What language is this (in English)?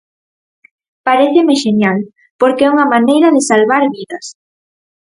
Galician